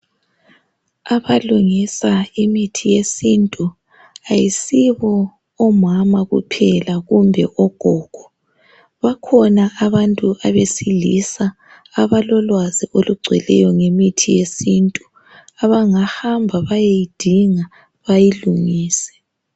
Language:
North Ndebele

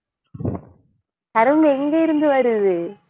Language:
Tamil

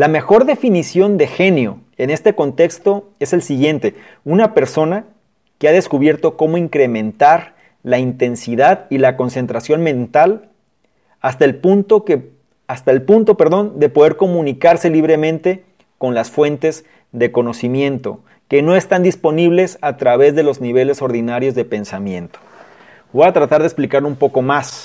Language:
Spanish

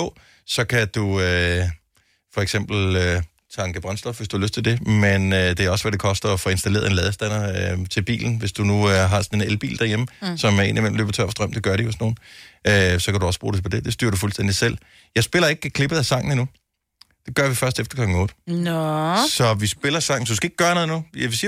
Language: Danish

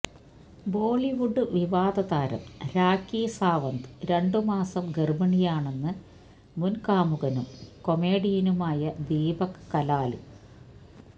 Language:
Malayalam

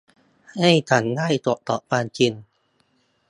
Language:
Thai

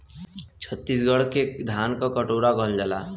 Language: Bhojpuri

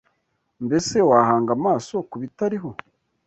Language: Kinyarwanda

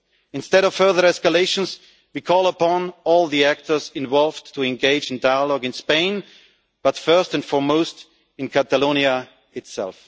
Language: English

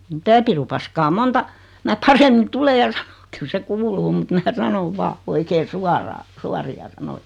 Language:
Finnish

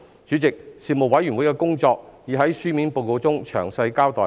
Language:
Cantonese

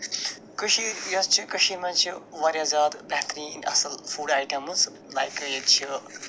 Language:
Kashmiri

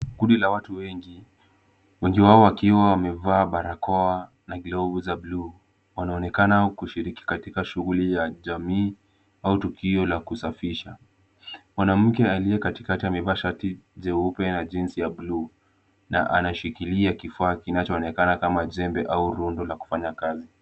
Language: Swahili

